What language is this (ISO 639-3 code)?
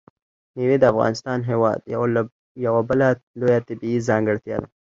pus